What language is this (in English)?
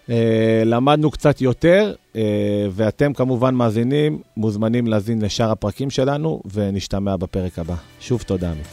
Hebrew